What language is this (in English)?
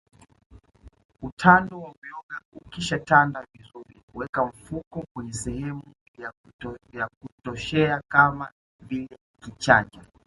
Swahili